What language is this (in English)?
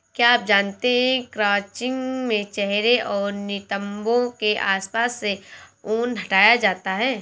Hindi